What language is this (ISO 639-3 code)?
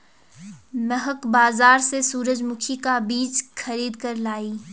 hin